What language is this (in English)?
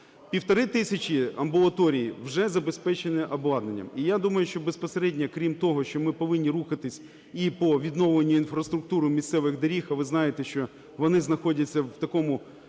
Ukrainian